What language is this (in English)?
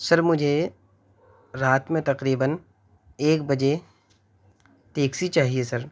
Urdu